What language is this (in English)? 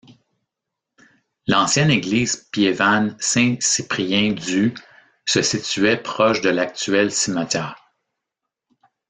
French